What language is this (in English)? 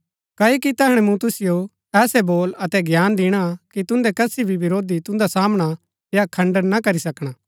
Gaddi